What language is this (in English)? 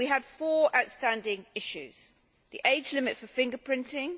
English